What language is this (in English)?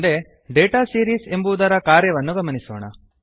Kannada